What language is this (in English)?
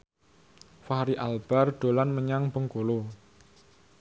Javanese